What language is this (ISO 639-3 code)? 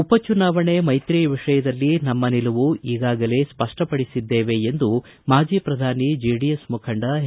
kan